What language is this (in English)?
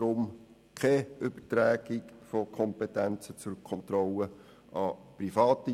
Swiss German